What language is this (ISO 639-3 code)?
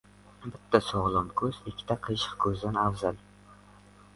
uzb